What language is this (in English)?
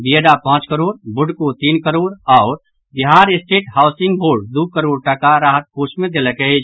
Maithili